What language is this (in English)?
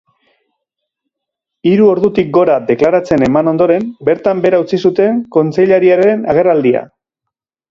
Basque